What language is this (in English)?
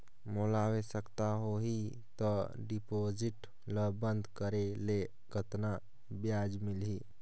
Chhattisgarhi